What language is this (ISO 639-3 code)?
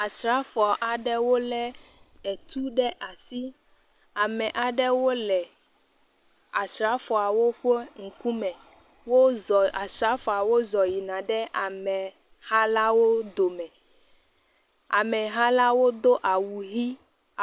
ewe